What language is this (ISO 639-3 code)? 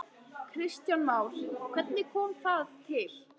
isl